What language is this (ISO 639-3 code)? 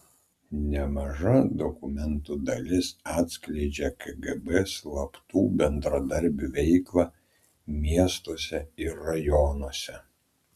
lit